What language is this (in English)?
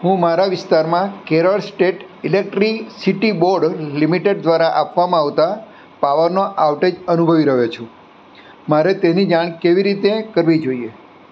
Gujarati